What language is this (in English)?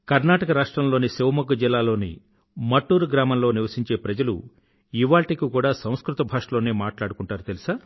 Telugu